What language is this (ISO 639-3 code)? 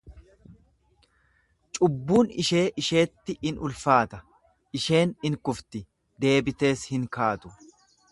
orm